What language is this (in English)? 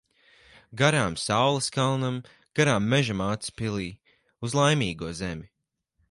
Latvian